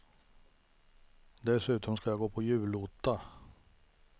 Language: Swedish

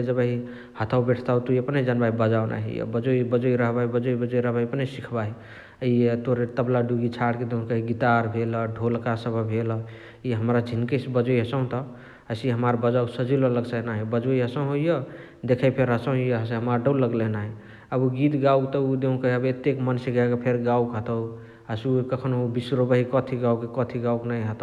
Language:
Chitwania Tharu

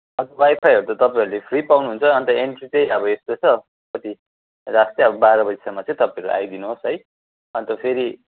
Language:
Nepali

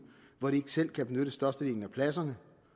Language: Danish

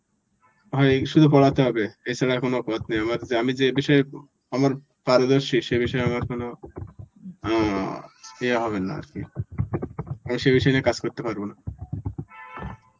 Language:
Bangla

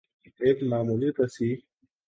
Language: Urdu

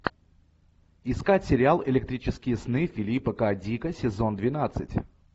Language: Russian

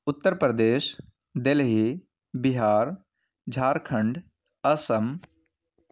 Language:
Urdu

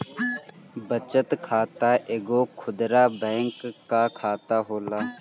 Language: Bhojpuri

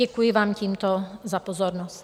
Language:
Czech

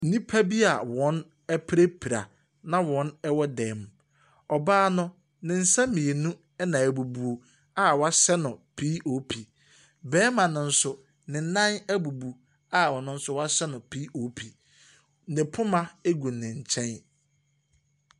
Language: Akan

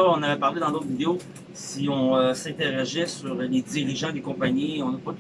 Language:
French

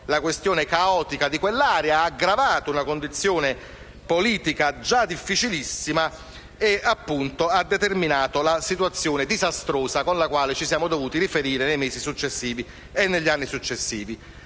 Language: Italian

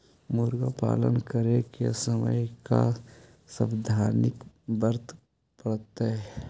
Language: Magahi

